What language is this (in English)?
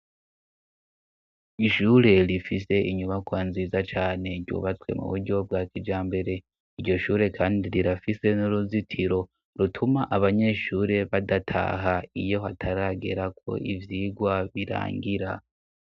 Rundi